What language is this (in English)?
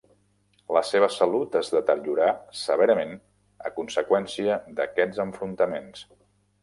Catalan